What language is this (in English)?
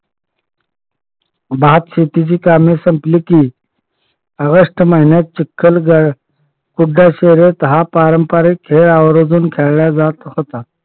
Marathi